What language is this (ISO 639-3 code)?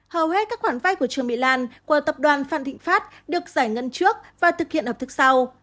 vie